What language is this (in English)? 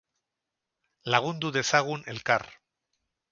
Basque